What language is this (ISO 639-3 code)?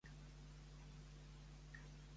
cat